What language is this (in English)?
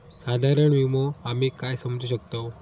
Marathi